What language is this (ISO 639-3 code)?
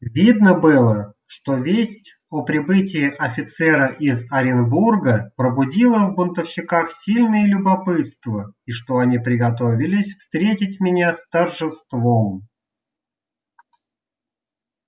rus